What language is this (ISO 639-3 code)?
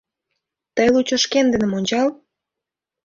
chm